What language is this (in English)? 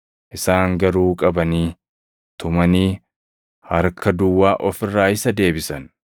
Oromo